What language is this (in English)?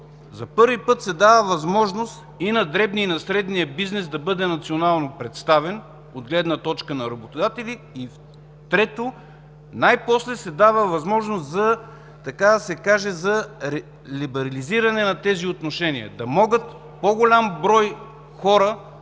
Bulgarian